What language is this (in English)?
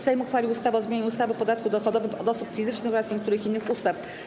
Polish